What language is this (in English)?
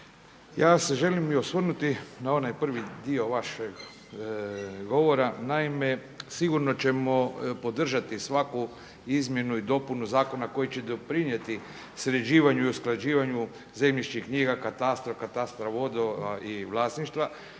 Croatian